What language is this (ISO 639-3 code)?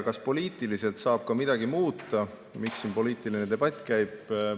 est